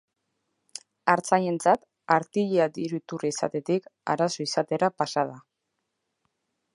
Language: Basque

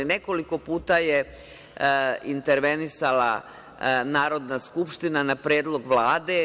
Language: Serbian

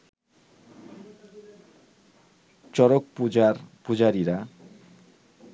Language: Bangla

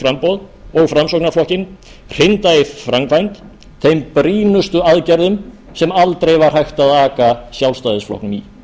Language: Icelandic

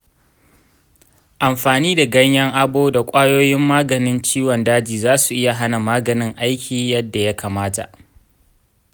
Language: Hausa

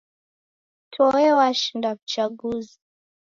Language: Taita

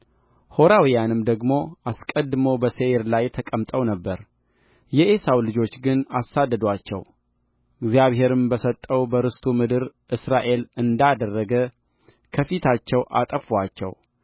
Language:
Amharic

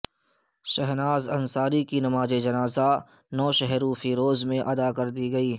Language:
Urdu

